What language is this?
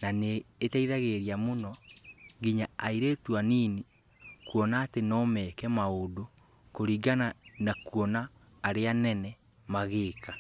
Kikuyu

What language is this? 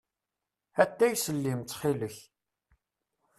Kabyle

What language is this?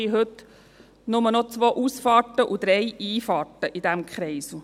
Swiss German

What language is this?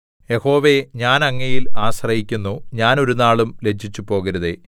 Malayalam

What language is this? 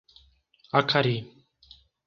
Portuguese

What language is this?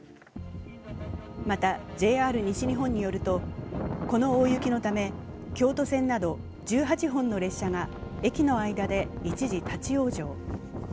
Japanese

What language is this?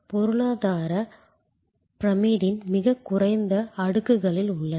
Tamil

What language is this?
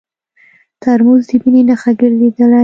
Pashto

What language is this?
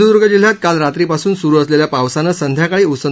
Marathi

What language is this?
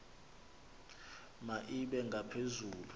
Xhosa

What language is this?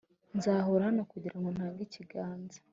Kinyarwanda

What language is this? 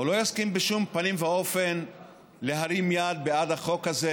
Hebrew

